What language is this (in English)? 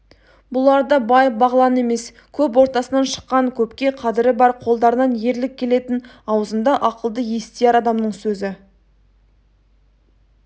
Kazakh